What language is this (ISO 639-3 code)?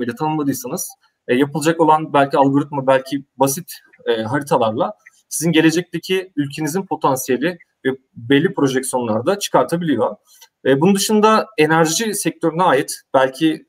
tur